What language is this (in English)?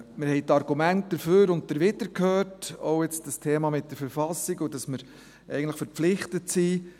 Swiss German